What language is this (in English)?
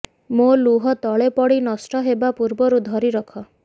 Odia